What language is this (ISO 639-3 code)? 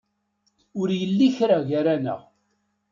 kab